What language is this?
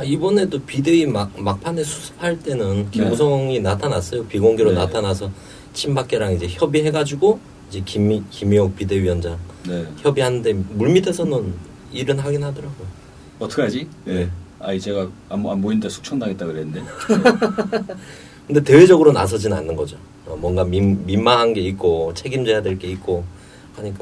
Korean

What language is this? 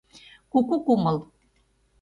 Mari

